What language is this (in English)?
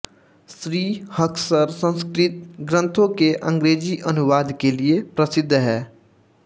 Hindi